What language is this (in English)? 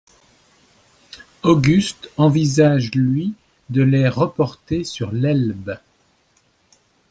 French